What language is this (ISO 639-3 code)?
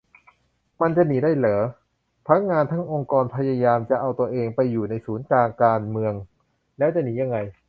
tha